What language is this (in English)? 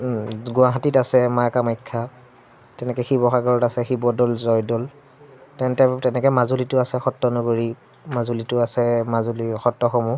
Assamese